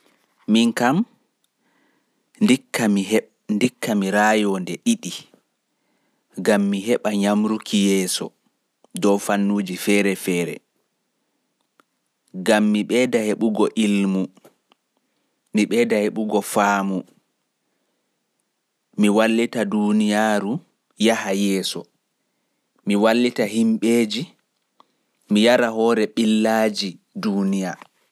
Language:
Pular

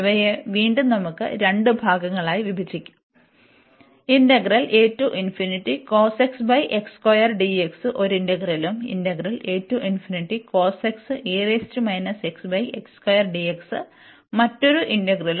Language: Malayalam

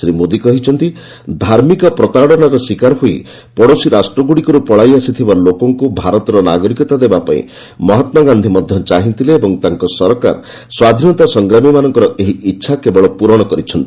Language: Odia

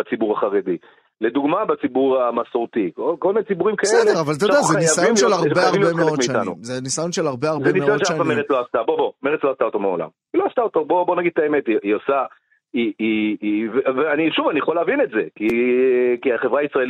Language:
Hebrew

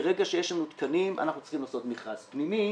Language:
Hebrew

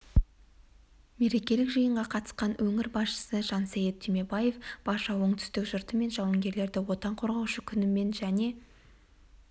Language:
Kazakh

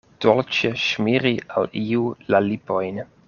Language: Esperanto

